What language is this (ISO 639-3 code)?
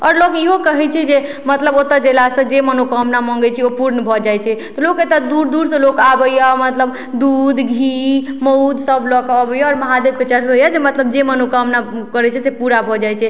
mai